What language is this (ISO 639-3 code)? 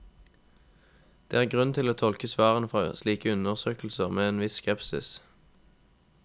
nor